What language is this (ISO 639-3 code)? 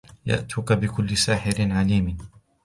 ara